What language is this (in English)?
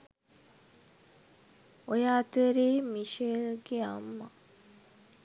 Sinhala